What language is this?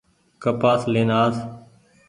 Goaria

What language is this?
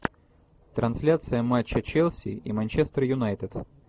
Russian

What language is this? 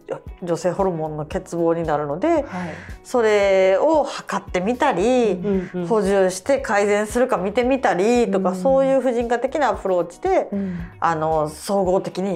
Japanese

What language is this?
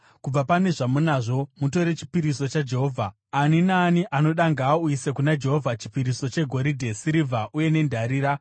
Shona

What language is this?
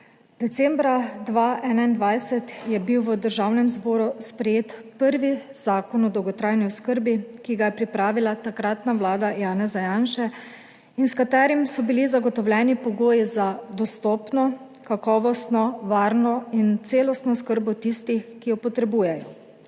Slovenian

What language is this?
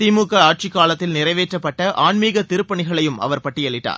Tamil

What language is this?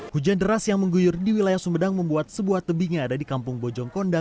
Indonesian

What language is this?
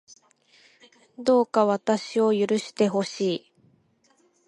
Japanese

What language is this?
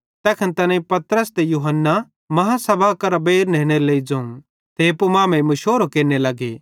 Bhadrawahi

